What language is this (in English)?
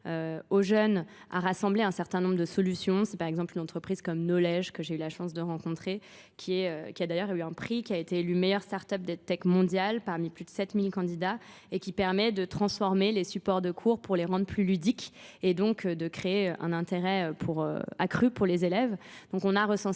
French